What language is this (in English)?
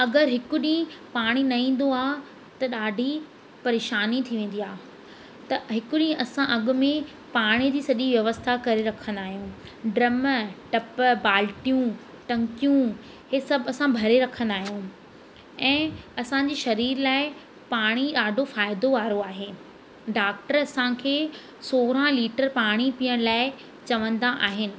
Sindhi